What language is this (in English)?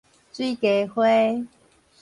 Min Nan Chinese